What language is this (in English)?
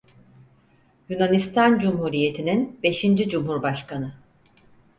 Turkish